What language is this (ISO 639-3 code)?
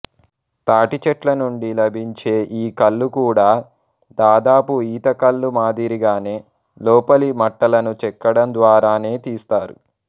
tel